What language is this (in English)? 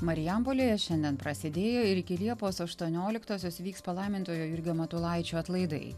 Lithuanian